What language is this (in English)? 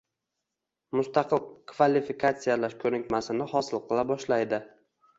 Uzbek